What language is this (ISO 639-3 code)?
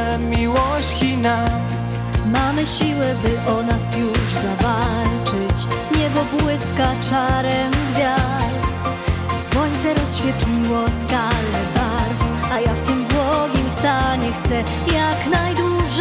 pol